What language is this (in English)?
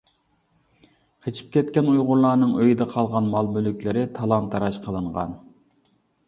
Uyghur